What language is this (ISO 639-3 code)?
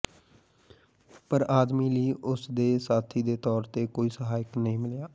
pan